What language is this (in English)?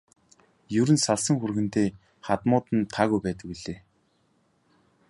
Mongolian